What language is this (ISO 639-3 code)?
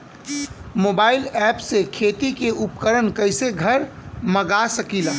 bho